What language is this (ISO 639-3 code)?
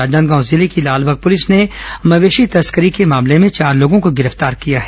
hin